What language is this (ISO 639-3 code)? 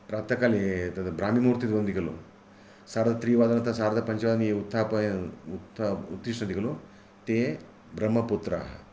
san